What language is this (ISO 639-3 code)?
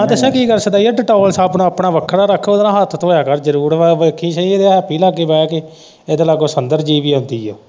pan